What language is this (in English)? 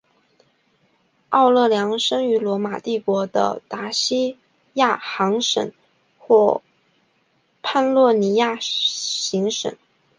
Chinese